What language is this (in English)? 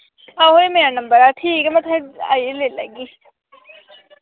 Dogri